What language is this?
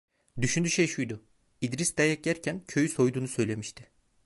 Turkish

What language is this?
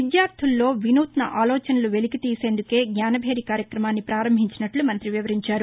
Telugu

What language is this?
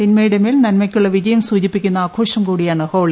Malayalam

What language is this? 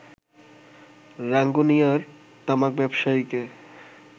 Bangla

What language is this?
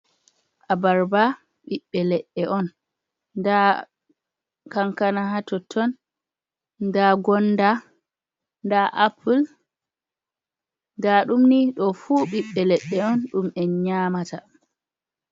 Fula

